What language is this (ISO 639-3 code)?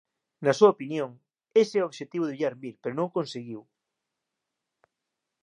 glg